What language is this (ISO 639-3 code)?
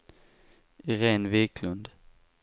swe